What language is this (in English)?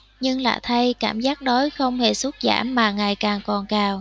Vietnamese